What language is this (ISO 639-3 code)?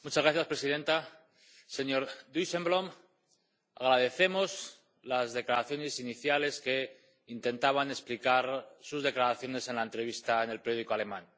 spa